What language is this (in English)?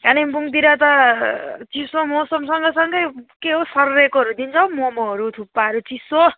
Nepali